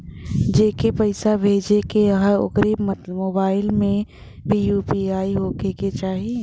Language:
Bhojpuri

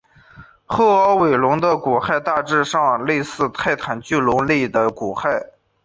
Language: Chinese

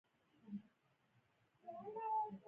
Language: Pashto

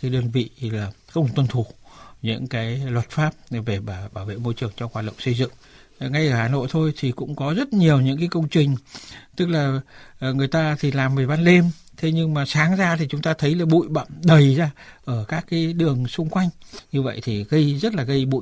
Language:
Vietnamese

